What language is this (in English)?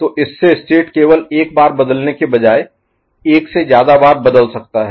Hindi